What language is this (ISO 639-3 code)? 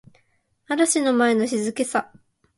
jpn